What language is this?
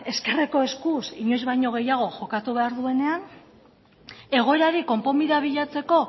Basque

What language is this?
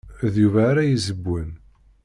Kabyle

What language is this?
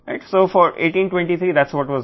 Telugu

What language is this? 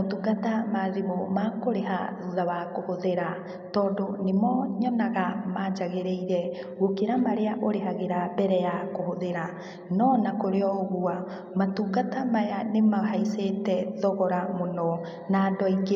Kikuyu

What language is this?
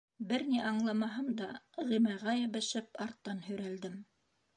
Bashkir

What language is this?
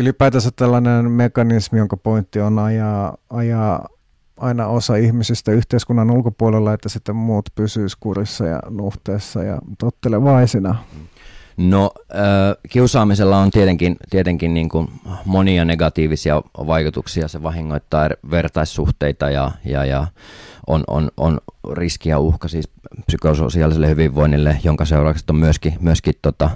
Finnish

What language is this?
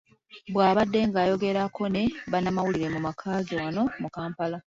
Ganda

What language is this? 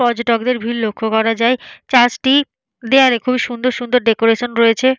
Bangla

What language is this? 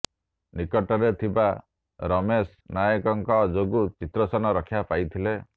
Odia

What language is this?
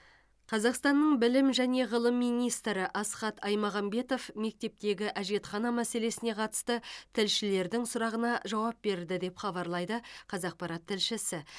Kazakh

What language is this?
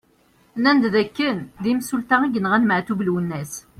Kabyle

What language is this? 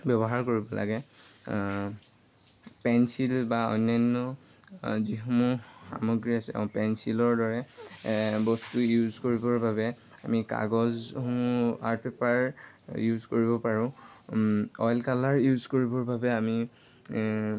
Assamese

